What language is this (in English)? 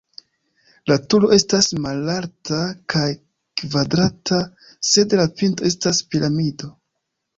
Esperanto